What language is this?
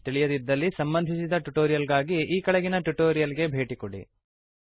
Kannada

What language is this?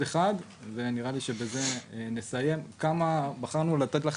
Hebrew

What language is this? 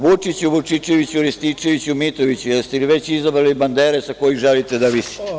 Serbian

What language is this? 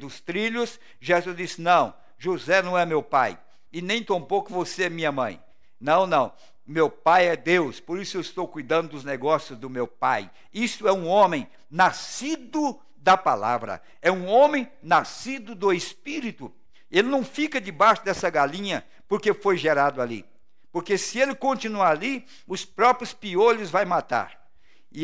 Portuguese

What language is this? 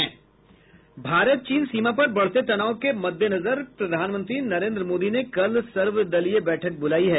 Hindi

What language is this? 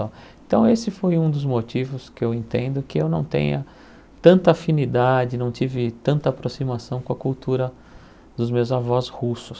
Portuguese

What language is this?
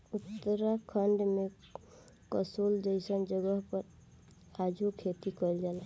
Bhojpuri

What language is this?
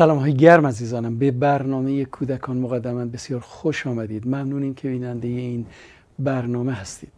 Persian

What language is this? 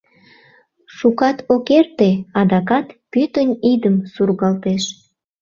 Mari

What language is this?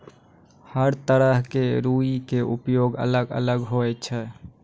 Maithili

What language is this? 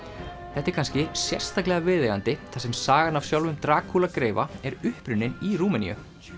Icelandic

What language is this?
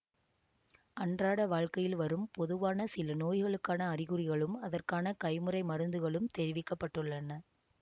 Tamil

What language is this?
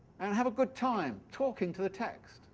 English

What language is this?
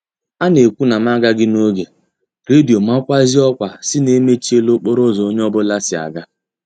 Igbo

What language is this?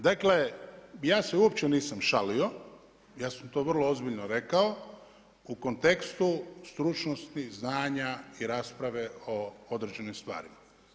Croatian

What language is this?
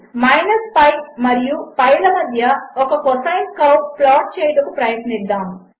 Telugu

